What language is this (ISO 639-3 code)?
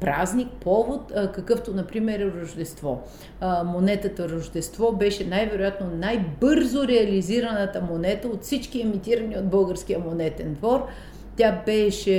bul